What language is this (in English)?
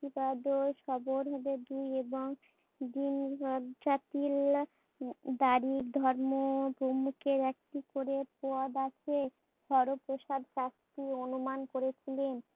Bangla